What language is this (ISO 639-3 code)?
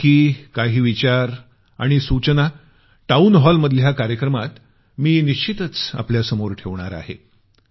mar